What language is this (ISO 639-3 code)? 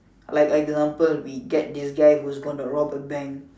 eng